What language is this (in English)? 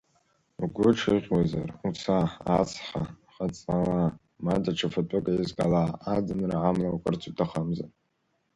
Abkhazian